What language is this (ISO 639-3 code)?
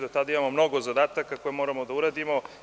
srp